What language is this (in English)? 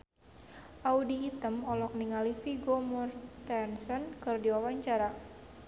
Sundanese